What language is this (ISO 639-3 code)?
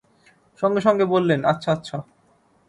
ben